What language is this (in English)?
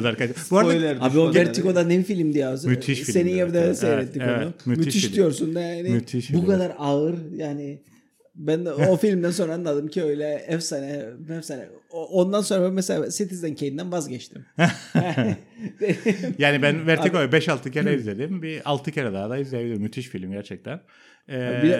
Turkish